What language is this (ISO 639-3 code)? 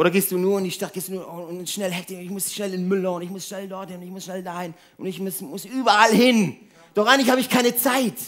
deu